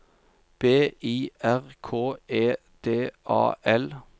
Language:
Norwegian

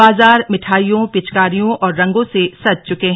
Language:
Hindi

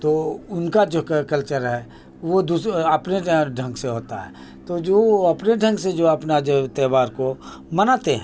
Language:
Urdu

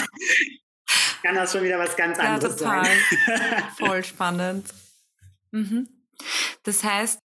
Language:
German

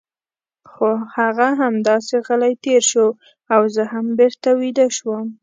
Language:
Pashto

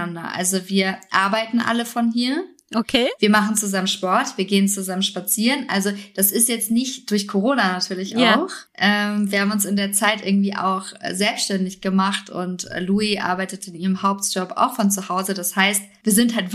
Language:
German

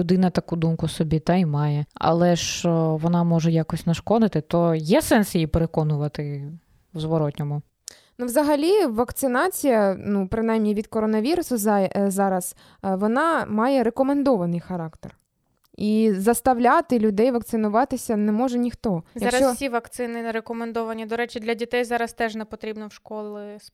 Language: Ukrainian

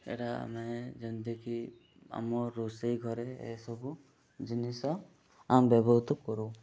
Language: Odia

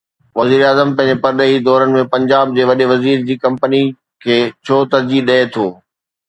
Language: Sindhi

